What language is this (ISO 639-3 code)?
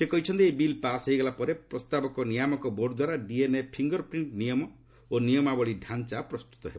ori